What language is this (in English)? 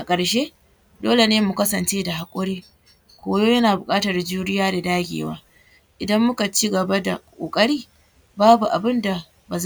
Hausa